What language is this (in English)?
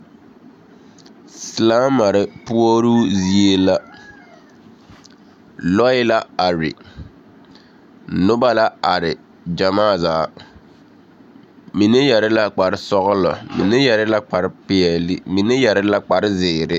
Southern Dagaare